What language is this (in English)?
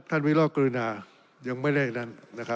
Thai